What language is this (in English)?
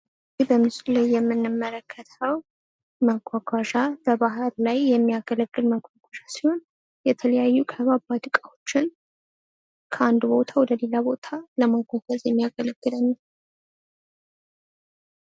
Amharic